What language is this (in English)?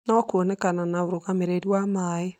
Kikuyu